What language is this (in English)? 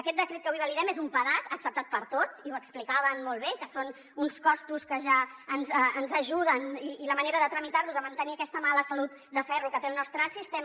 Catalan